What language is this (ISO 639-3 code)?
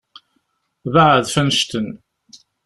kab